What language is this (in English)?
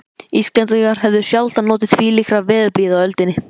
Icelandic